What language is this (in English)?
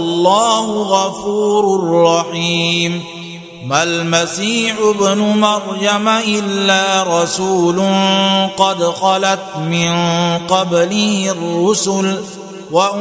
Arabic